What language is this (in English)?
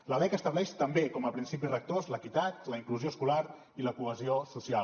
Catalan